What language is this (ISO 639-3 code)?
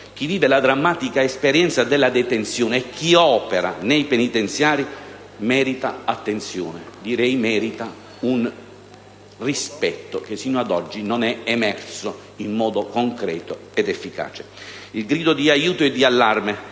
ita